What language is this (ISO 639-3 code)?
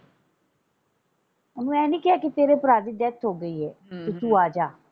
pan